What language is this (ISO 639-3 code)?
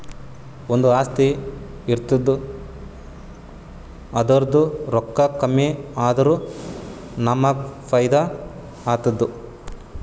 kan